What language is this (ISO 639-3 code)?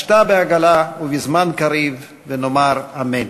heb